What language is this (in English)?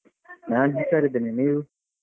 Kannada